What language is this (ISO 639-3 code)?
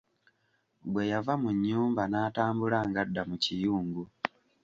lug